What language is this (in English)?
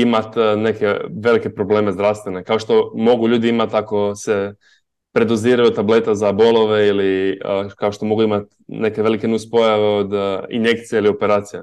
Croatian